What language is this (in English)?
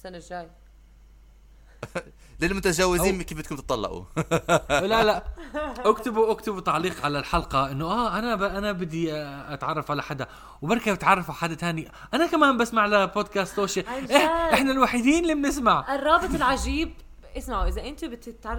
Arabic